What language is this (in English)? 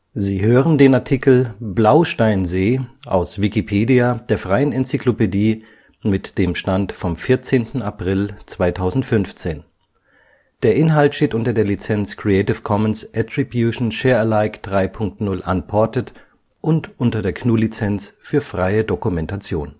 German